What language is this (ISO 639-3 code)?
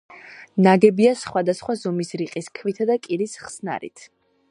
kat